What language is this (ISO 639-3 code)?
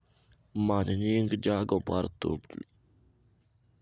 luo